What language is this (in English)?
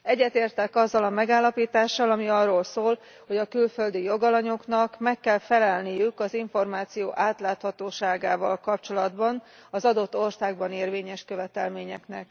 Hungarian